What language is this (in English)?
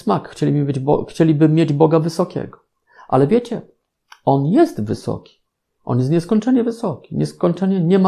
Polish